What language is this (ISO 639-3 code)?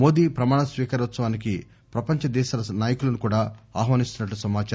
tel